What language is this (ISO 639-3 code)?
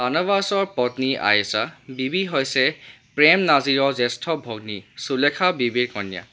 asm